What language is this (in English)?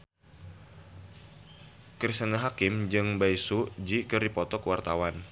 Sundanese